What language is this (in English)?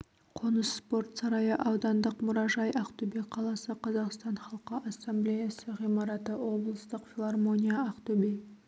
Kazakh